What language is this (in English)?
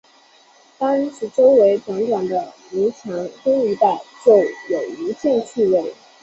Chinese